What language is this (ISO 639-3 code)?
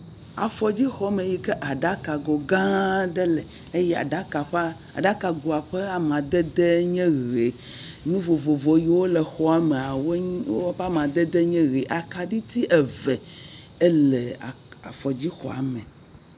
ewe